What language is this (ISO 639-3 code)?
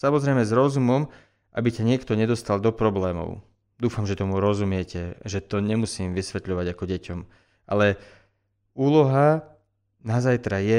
slk